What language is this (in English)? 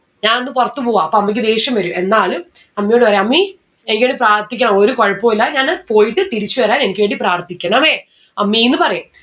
Malayalam